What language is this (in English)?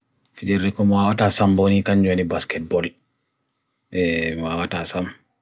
Bagirmi Fulfulde